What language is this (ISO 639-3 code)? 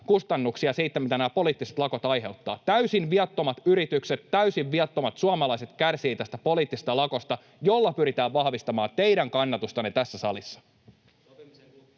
fin